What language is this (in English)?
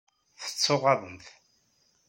Kabyle